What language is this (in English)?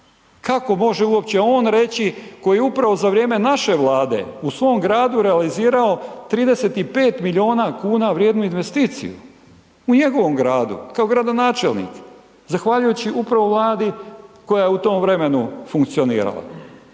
Croatian